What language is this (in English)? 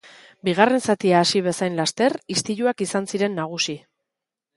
Basque